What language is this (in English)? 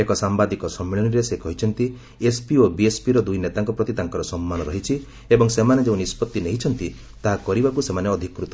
Odia